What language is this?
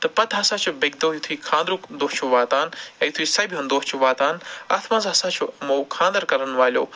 Kashmiri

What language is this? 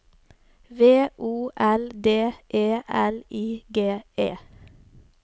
Norwegian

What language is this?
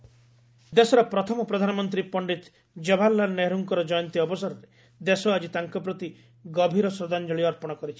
Odia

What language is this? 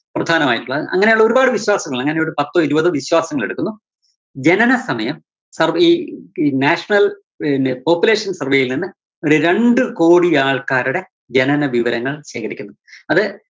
Malayalam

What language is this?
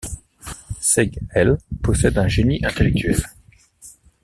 French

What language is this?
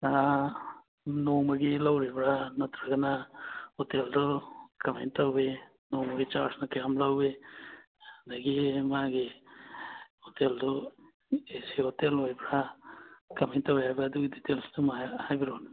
Manipuri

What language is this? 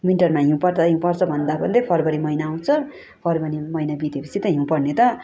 Nepali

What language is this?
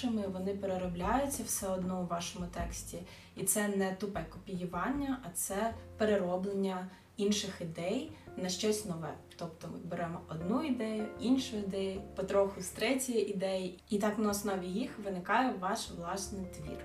Ukrainian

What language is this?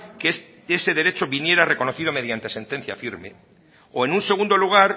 Spanish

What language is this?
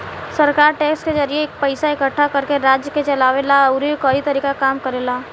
Bhojpuri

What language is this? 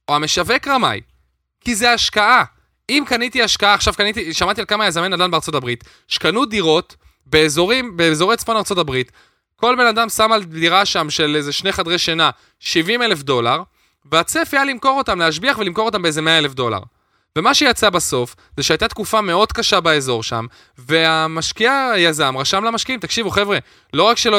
Hebrew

